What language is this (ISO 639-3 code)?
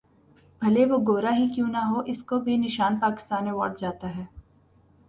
urd